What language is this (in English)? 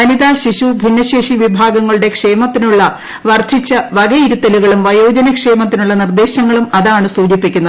Malayalam